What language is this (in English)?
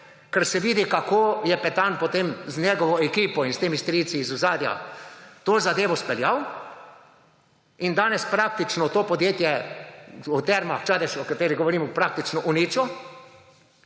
Slovenian